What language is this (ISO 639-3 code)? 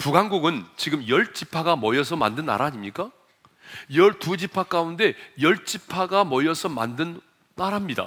kor